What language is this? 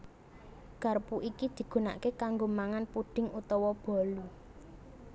Javanese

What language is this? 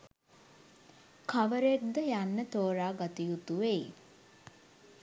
Sinhala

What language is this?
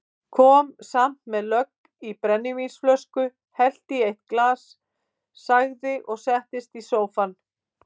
Icelandic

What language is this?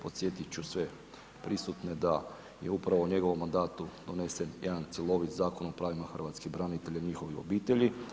Croatian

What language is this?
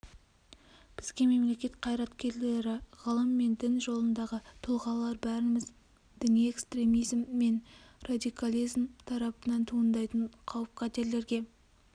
Kazakh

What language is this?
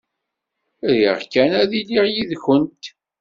Kabyle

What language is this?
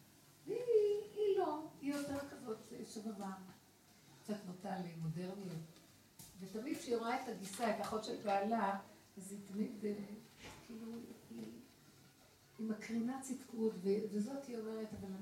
Hebrew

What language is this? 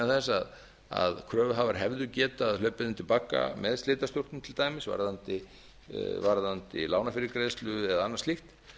Icelandic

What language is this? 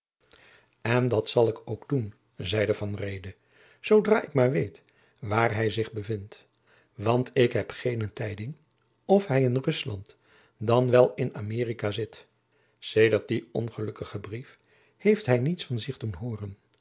Dutch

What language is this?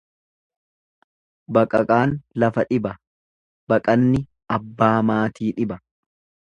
Oromo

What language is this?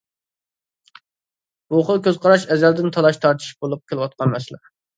Uyghur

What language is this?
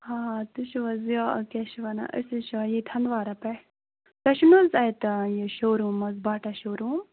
Kashmiri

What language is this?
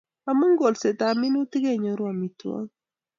Kalenjin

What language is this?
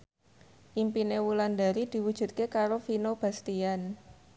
Javanese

